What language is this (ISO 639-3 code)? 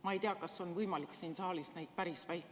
est